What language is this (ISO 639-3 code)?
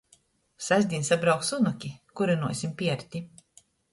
ltg